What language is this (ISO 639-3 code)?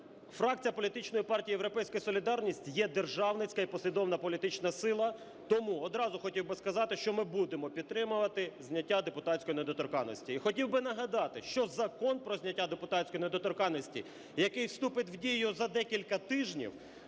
ukr